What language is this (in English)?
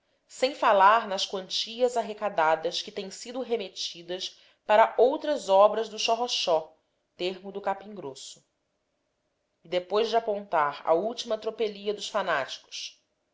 Portuguese